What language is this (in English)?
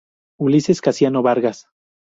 Spanish